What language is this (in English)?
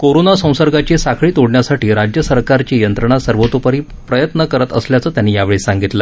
Marathi